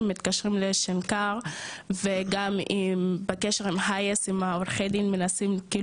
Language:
Hebrew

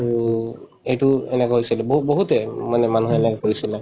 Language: Assamese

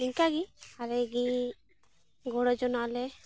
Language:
Santali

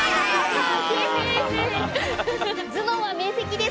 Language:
Japanese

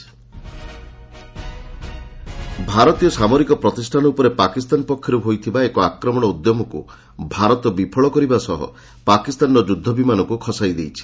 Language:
Odia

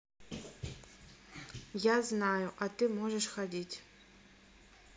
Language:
Russian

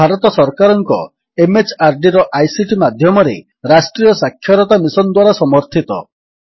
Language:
Odia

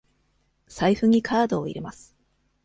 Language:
Japanese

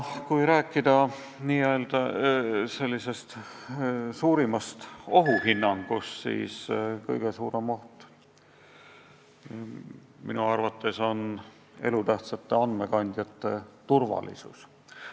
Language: Estonian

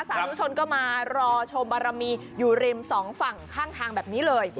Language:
Thai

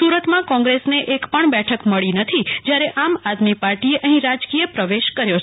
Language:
Gujarati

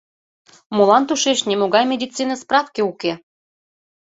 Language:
Mari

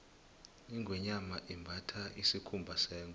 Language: South Ndebele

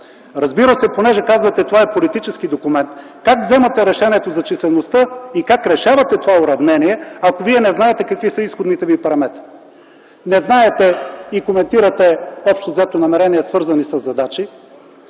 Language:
Bulgarian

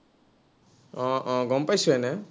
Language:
Assamese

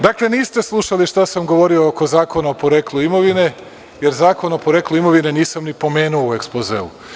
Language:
Serbian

